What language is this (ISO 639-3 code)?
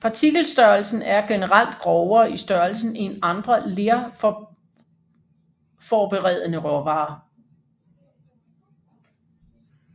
dan